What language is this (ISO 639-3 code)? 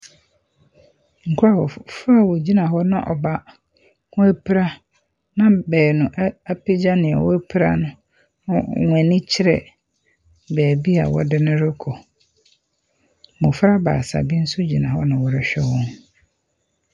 aka